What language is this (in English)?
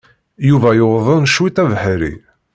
Kabyle